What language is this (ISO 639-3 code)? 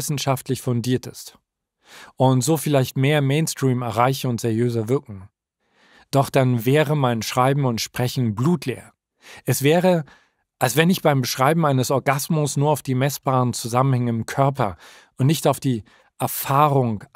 deu